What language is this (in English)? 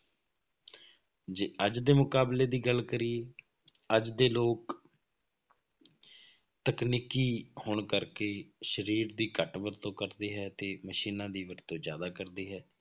Punjabi